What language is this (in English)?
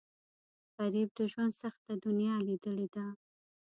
Pashto